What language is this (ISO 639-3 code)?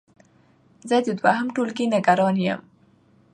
pus